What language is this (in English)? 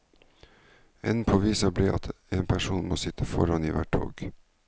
Norwegian